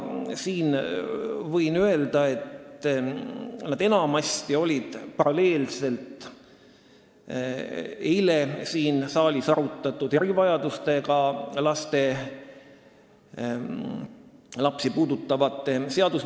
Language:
Estonian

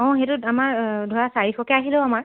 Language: Assamese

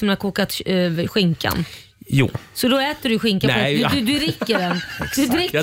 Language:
Swedish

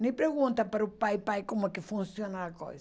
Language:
Portuguese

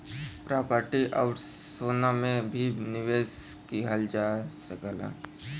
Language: Bhojpuri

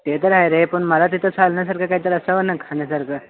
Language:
Marathi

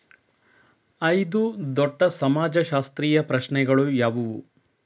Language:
Kannada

